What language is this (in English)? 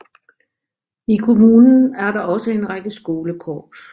Danish